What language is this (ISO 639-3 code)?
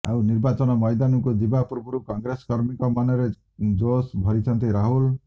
ori